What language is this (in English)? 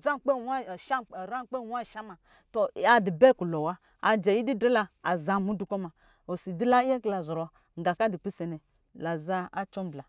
Lijili